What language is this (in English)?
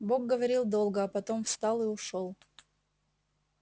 Russian